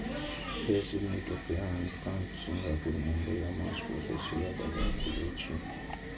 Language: Maithili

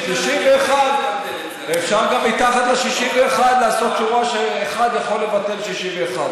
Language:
Hebrew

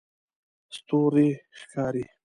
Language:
Pashto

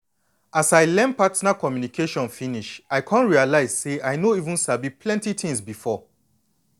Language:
Nigerian Pidgin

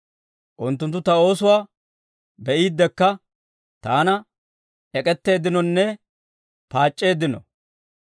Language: Dawro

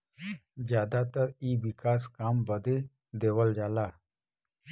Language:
Bhojpuri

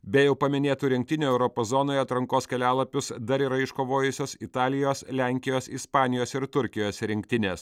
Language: Lithuanian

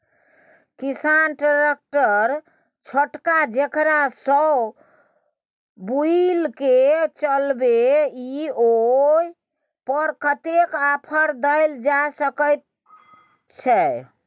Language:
Maithili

